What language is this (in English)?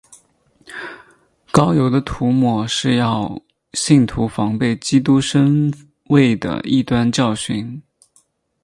Chinese